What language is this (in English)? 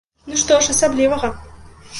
Belarusian